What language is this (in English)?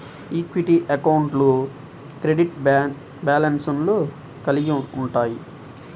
Telugu